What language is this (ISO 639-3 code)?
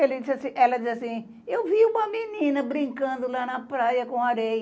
por